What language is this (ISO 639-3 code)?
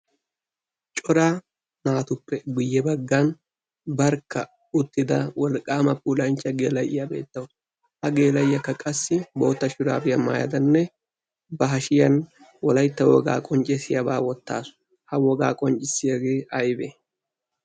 wal